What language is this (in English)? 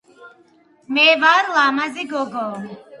Georgian